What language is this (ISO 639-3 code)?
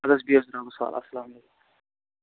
kas